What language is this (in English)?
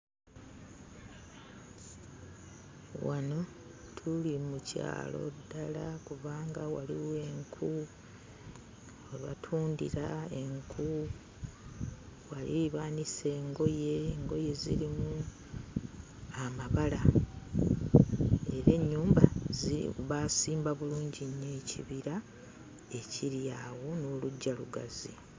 Ganda